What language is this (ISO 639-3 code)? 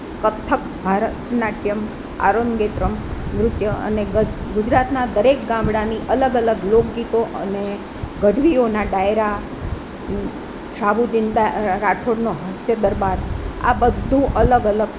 guj